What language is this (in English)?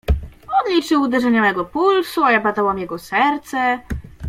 Polish